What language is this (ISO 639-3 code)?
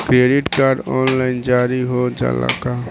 bho